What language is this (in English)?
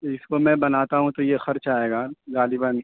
Urdu